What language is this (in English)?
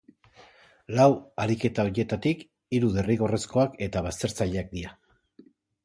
Basque